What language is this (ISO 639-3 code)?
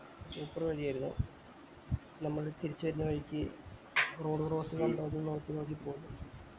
mal